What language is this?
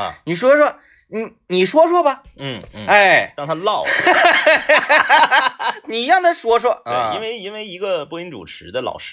Chinese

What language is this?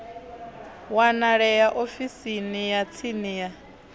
Venda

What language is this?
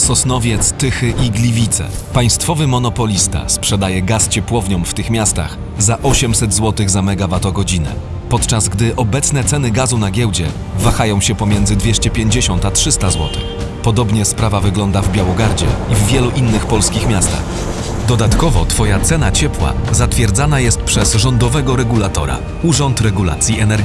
Polish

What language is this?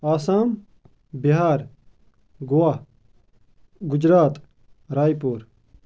Kashmiri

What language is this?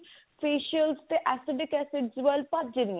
Punjabi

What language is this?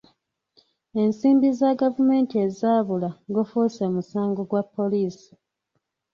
Ganda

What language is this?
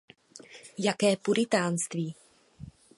Czech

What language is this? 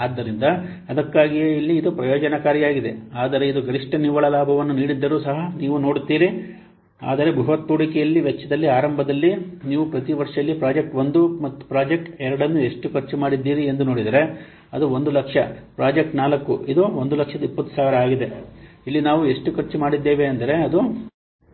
Kannada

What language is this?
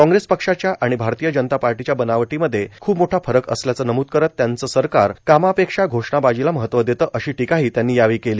Marathi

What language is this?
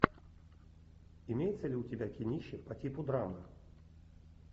Russian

